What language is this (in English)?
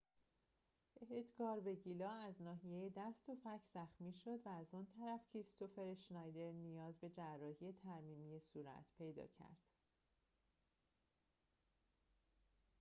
Persian